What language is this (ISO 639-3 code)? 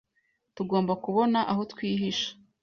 kin